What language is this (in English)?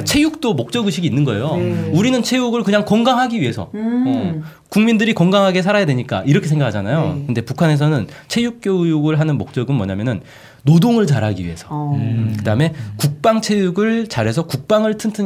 Korean